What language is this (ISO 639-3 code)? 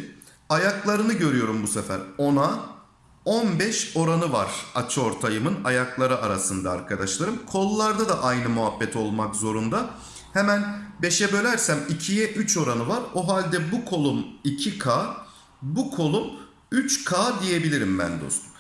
tur